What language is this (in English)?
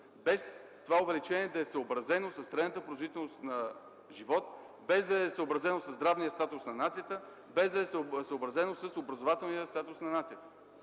Bulgarian